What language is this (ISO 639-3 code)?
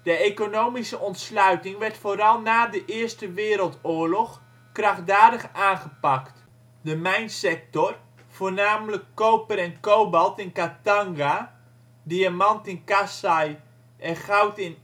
nld